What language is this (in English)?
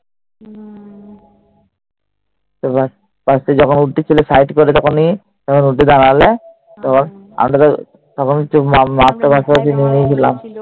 Bangla